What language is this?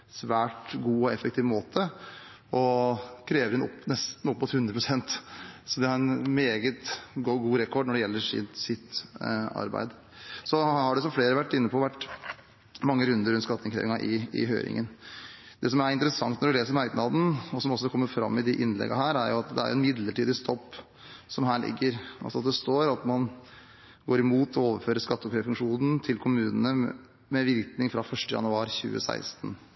Norwegian Bokmål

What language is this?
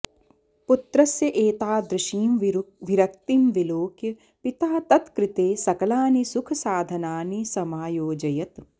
Sanskrit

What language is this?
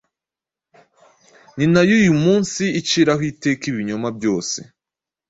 Kinyarwanda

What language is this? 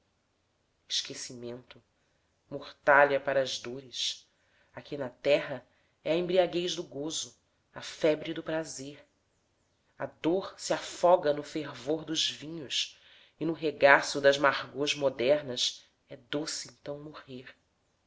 Portuguese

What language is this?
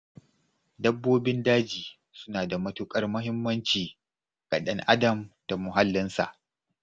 Hausa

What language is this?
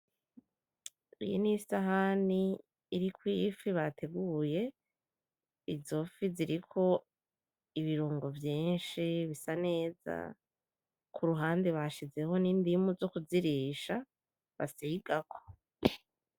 Rundi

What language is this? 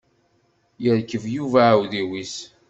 Kabyle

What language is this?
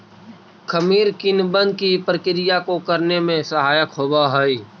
Magahi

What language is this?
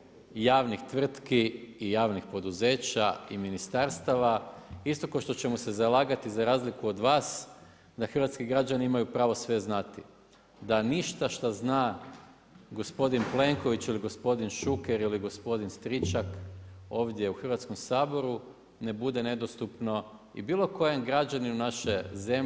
Croatian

